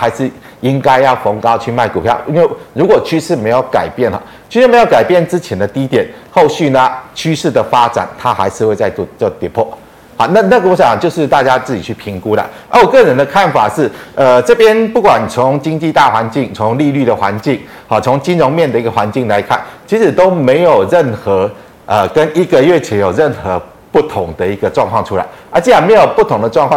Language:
Chinese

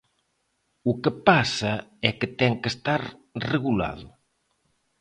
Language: Galician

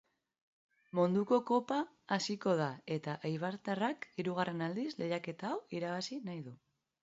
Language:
Basque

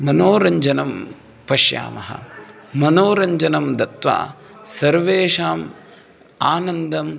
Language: Sanskrit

